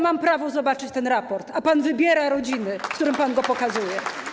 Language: Polish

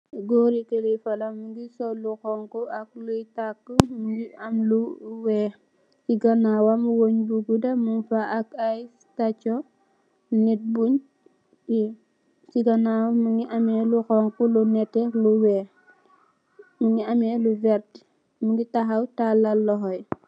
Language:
Wolof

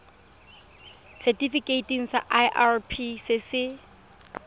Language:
Tswana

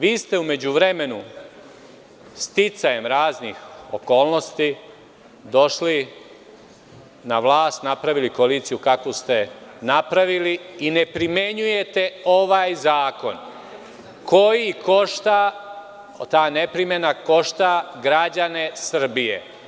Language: Serbian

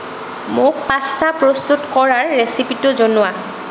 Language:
Assamese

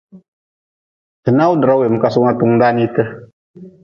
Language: Nawdm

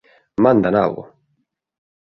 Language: Galician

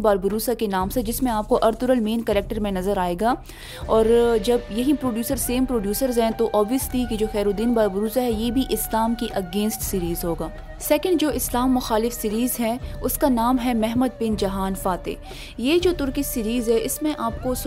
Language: Urdu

